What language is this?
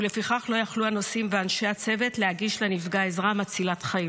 Hebrew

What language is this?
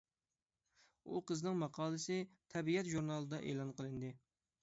Uyghur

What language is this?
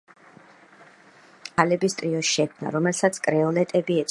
Georgian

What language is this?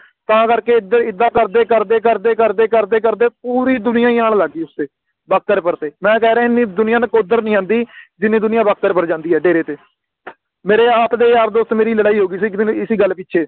Punjabi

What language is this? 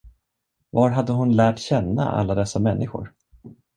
Swedish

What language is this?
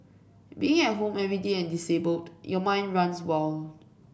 English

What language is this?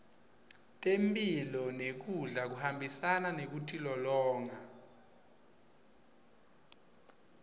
Swati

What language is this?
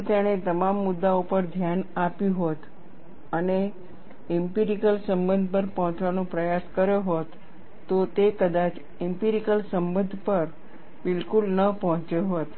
Gujarati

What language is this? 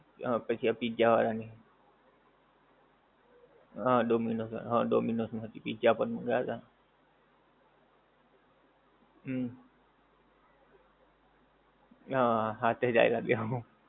Gujarati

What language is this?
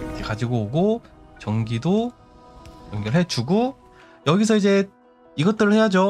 Korean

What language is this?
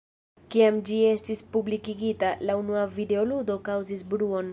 Esperanto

